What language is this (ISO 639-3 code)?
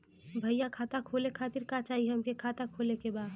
bho